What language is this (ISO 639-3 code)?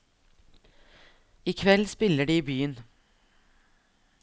nor